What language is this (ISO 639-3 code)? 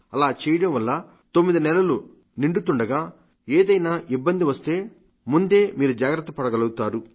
tel